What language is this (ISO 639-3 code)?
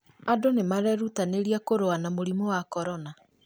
kik